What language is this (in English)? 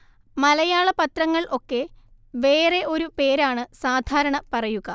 Malayalam